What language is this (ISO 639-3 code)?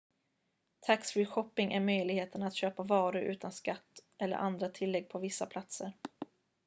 swe